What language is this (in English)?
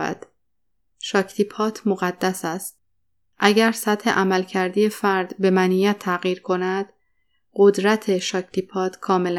Persian